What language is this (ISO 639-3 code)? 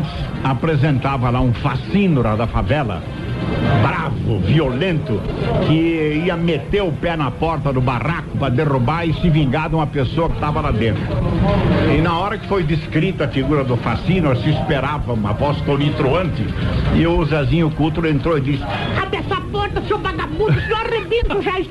por